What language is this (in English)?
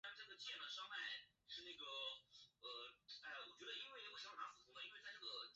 Chinese